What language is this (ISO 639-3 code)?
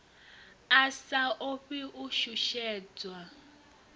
ven